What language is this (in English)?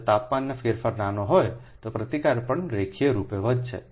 Gujarati